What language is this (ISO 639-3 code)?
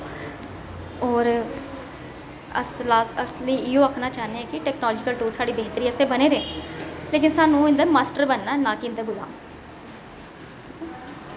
doi